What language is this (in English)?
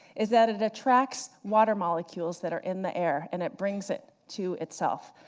English